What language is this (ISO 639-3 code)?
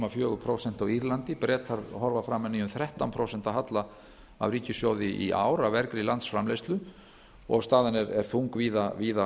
isl